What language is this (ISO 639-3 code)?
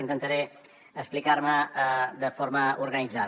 cat